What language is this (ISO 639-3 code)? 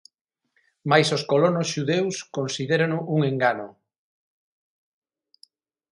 glg